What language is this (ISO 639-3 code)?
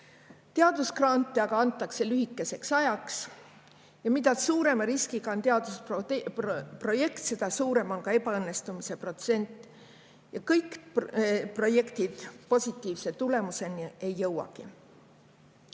est